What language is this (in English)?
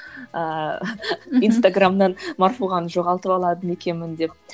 Kazakh